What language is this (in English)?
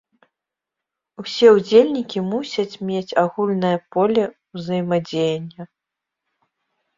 Belarusian